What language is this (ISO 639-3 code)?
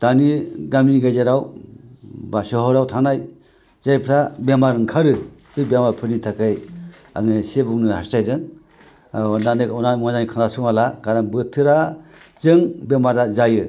brx